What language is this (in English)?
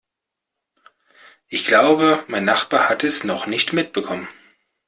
German